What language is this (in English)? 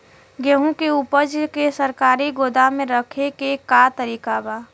Bhojpuri